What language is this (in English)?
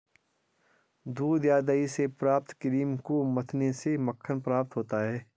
Hindi